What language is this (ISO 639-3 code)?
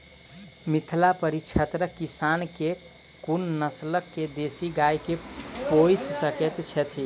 mai